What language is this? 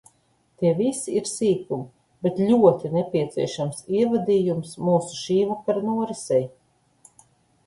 Latvian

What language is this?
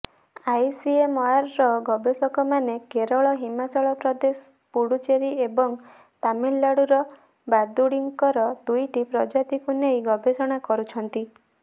Odia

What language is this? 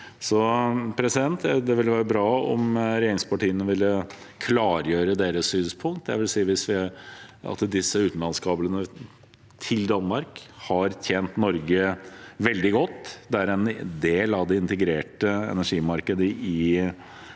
Norwegian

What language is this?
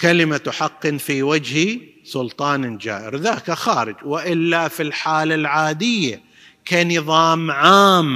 Arabic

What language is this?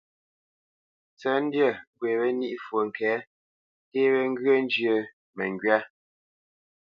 Bamenyam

